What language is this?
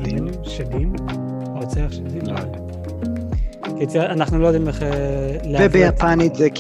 Hebrew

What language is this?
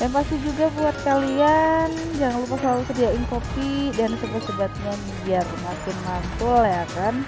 Indonesian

